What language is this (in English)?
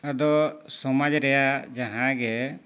Santali